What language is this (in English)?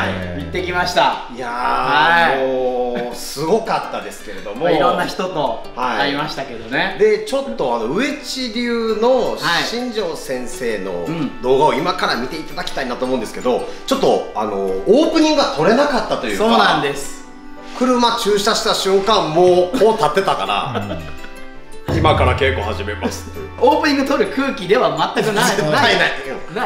Japanese